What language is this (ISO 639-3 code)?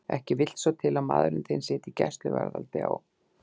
isl